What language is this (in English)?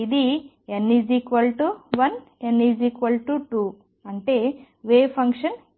Telugu